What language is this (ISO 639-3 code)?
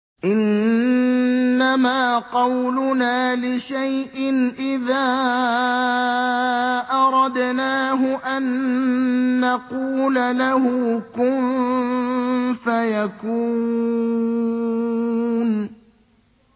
ara